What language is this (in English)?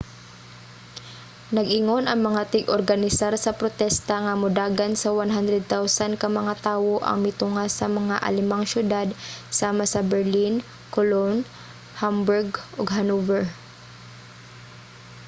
Cebuano